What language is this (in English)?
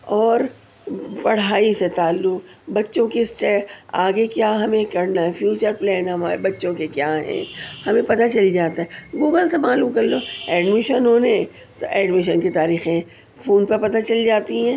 Urdu